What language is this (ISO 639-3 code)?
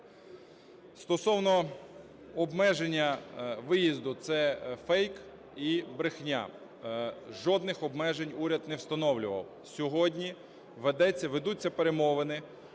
ukr